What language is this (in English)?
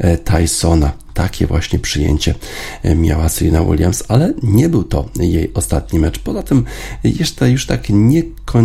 Polish